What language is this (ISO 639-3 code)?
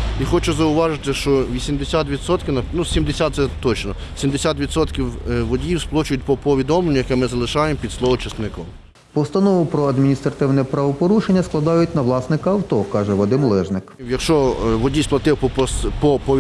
ukr